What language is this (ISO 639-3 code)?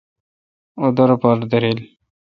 xka